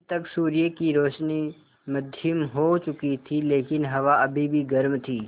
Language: Hindi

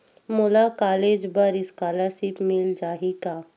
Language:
Chhattisgarhi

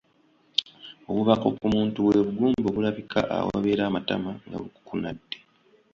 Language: Ganda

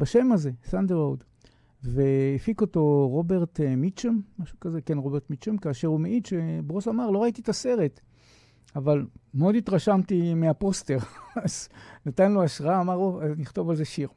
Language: Hebrew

